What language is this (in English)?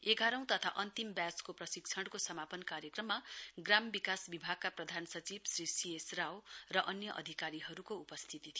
Nepali